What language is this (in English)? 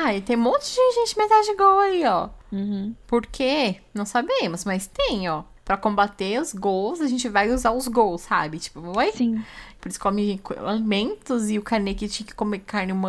Portuguese